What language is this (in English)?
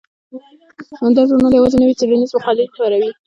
Pashto